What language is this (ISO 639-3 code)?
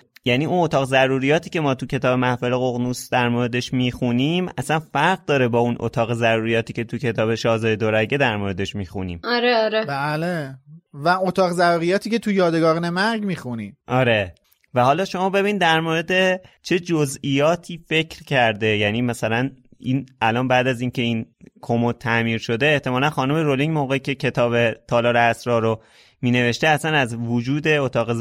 fas